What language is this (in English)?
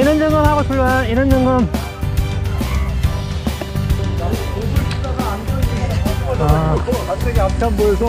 Korean